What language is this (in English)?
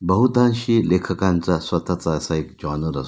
Marathi